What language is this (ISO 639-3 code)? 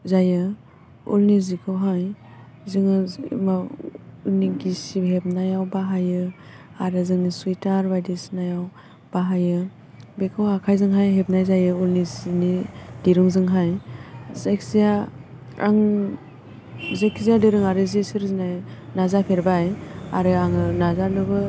brx